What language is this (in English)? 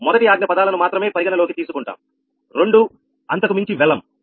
Telugu